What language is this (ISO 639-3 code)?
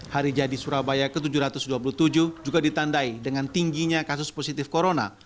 ind